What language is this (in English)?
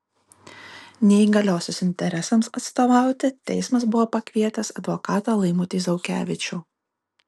Lithuanian